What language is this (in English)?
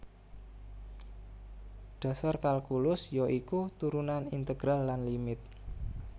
Javanese